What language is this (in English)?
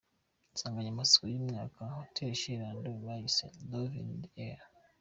Kinyarwanda